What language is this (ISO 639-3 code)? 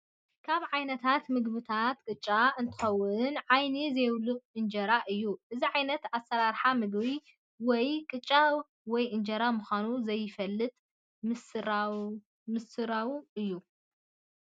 tir